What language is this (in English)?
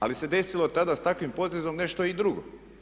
Croatian